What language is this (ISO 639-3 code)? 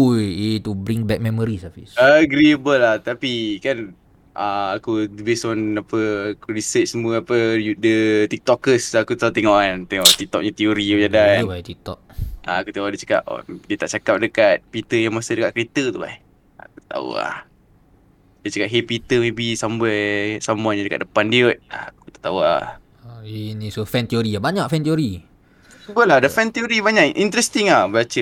msa